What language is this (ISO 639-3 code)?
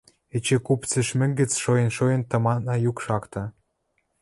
mrj